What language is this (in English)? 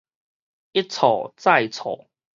Min Nan Chinese